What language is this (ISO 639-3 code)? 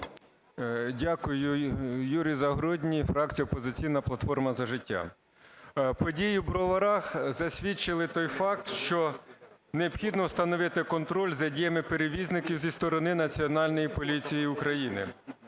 ukr